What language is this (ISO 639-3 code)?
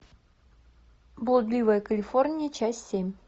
rus